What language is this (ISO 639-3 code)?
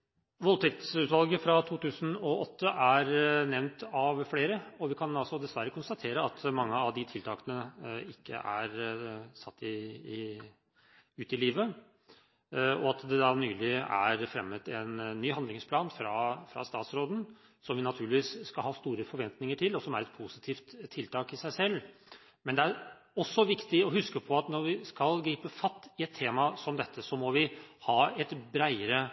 nob